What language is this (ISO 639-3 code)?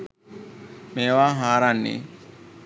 sin